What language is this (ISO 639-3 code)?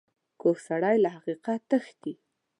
pus